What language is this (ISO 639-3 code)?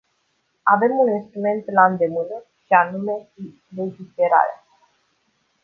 ron